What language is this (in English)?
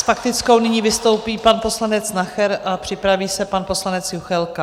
Czech